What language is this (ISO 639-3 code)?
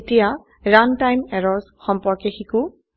asm